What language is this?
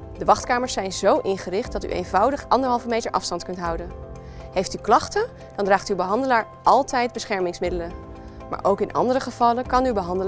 Dutch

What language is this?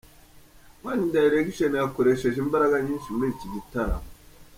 Kinyarwanda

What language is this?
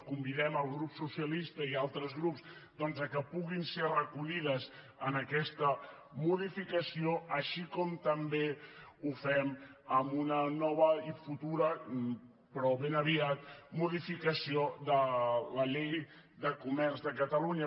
Catalan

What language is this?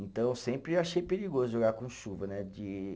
Portuguese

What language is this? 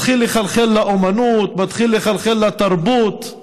Hebrew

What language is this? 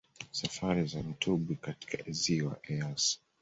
Swahili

